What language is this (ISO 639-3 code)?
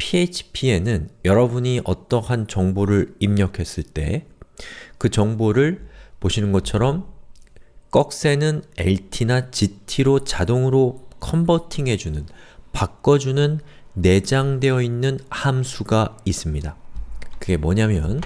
kor